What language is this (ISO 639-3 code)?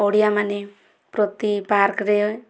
ori